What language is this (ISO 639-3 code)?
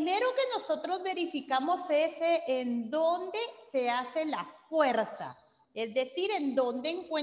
spa